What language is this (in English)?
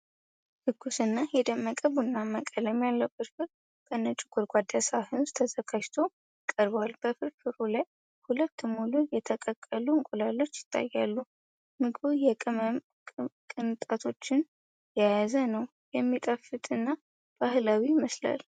Amharic